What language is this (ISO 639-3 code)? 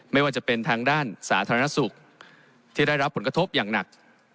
tha